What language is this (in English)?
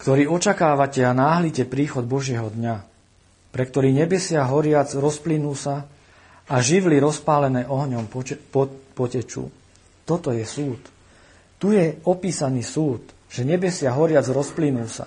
Slovak